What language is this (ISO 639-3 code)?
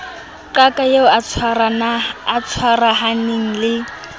sot